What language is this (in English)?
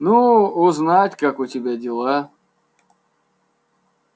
Russian